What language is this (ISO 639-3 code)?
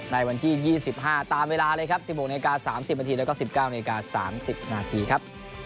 tha